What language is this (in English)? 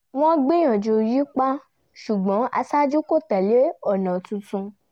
Yoruba